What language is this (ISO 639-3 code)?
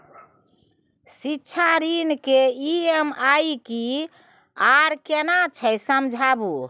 mai